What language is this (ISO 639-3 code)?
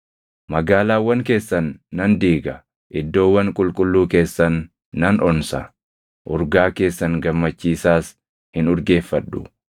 orm